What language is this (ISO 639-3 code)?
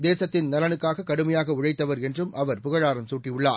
tam